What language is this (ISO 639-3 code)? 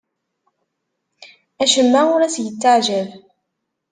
kab